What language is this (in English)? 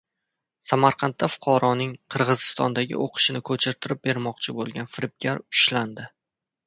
Uzbek